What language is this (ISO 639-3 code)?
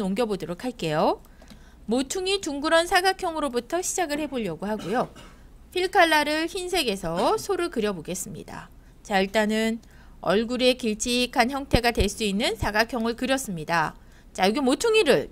kor